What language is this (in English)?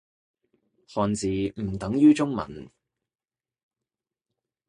Cantonese